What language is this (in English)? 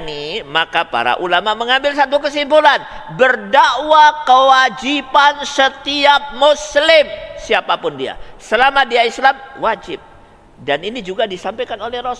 Indonesian